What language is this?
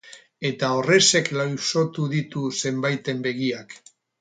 Basque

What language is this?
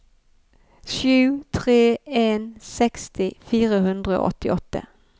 Norwegian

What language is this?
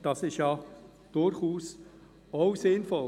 Swiss German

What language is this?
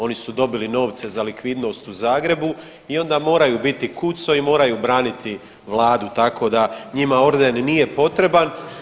Croatian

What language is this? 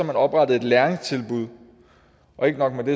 Danish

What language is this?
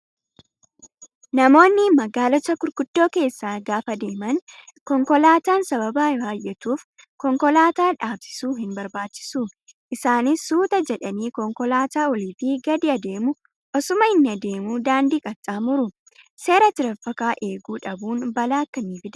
Oromo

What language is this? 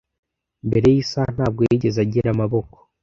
Kinyarwanda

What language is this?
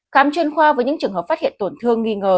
Vietnamese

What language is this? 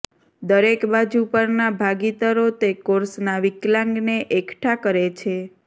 Gujarati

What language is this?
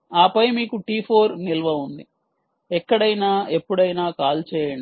Telugu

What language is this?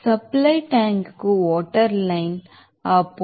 Telugu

